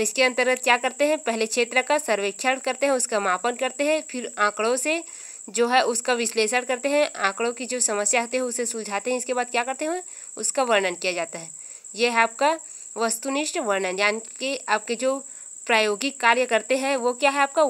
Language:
Hindi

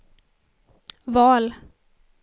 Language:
Swedish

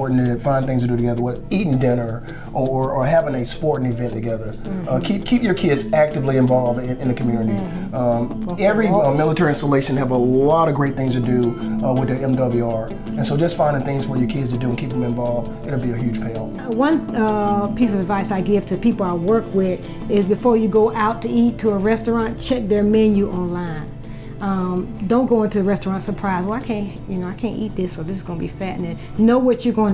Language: English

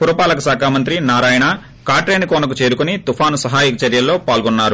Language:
Telugu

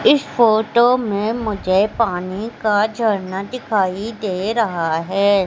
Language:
Hindi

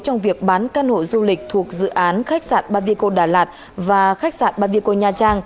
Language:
Vietnamese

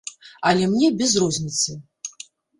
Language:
Belarusian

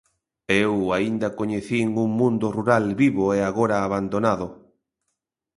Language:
Galician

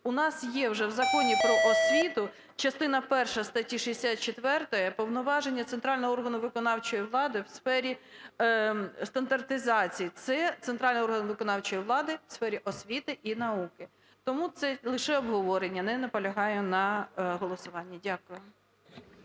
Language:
Ukrainian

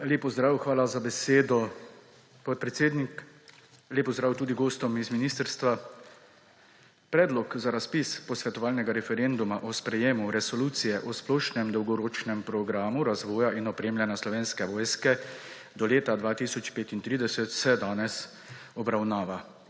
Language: Slovenian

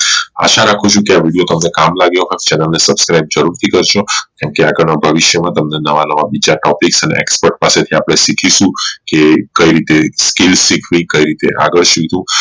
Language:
Gujarati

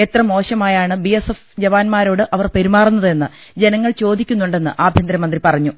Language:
Malayalam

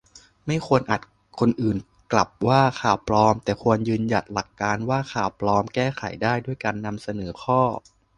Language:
Thai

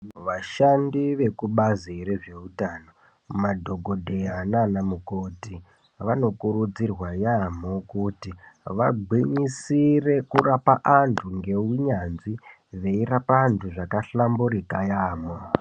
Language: Ndau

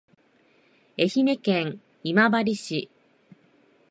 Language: Japanese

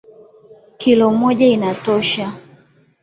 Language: Swahili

